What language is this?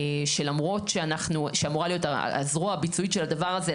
Hebrew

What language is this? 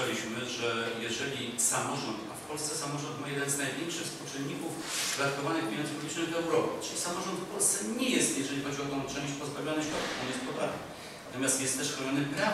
Polish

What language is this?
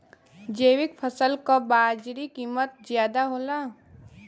Bhojpuri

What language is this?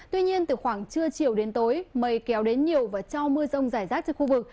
Vietnamese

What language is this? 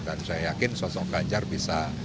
Indonesian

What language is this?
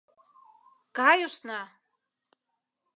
Mari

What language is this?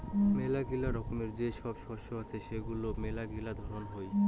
Bangla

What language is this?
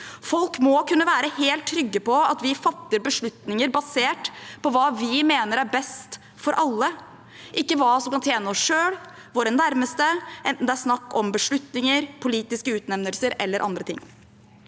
Norwegian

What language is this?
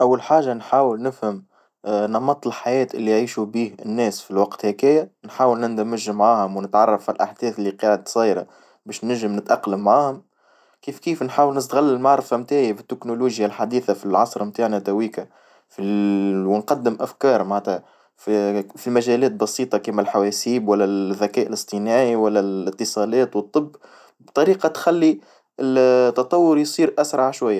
Tunisian Arabic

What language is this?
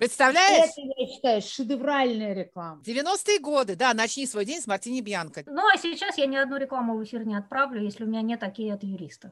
Russian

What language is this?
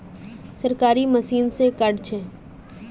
Magahi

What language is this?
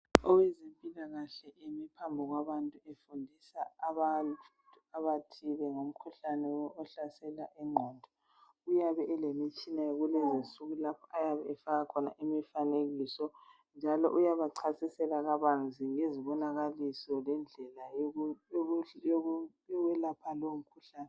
North Ndebele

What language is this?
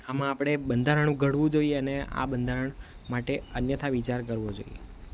Gujarati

